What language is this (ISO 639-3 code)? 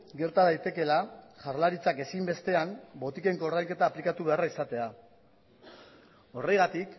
eus